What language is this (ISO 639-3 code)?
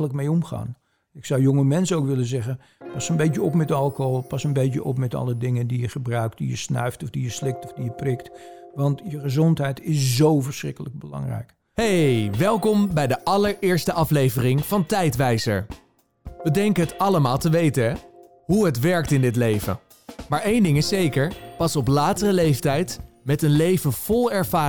nld